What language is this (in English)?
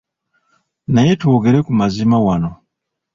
Ganda